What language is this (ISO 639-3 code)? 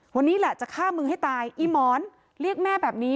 tha